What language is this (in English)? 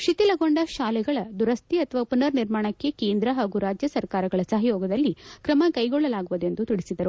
Kannada